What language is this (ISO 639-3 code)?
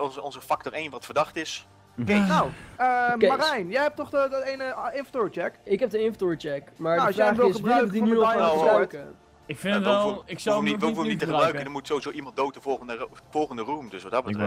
nld